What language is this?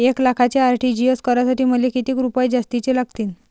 Marathi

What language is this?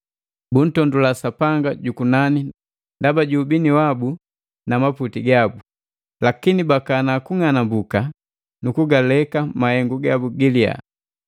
Matengo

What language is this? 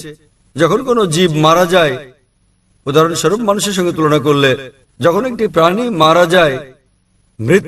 Bangla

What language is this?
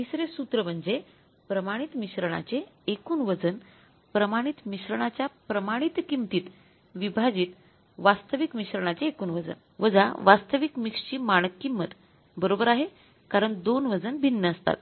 Marathi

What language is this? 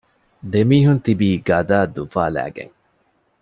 Divehi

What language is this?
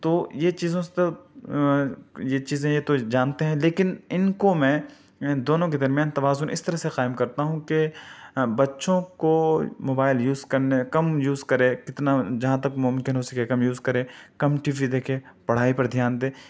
Urdu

